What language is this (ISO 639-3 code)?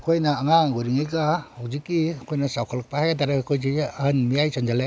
mni